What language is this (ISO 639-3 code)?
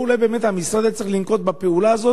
heb